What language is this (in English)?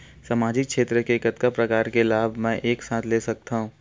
Chhattisgarhi